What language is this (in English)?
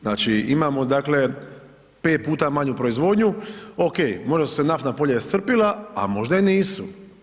Croatian